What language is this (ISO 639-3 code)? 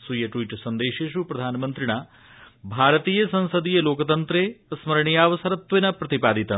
san